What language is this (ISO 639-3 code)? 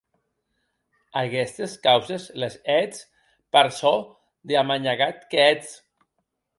oci